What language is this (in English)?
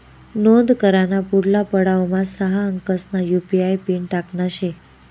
Marathi